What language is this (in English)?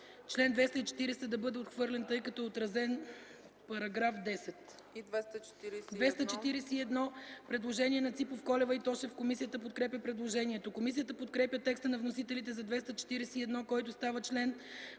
Bulgarian